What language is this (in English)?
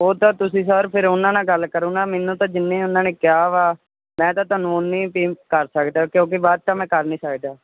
Punjabi